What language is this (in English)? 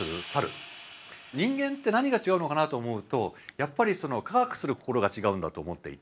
Japanese